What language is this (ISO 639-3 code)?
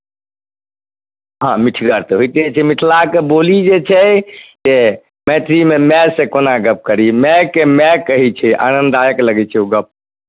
mai